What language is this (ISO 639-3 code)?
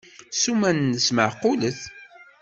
kab